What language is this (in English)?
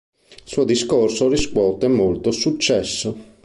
Italian